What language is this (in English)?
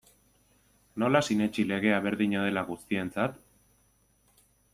Basque